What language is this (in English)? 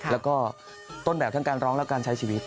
Thai